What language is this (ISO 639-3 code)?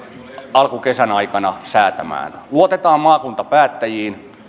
fin